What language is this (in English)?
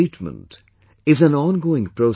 English